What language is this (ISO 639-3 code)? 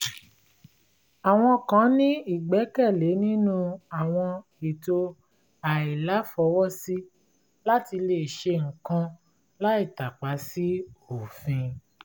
yor